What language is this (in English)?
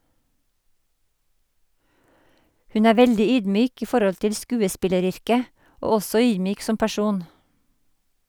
Norwegian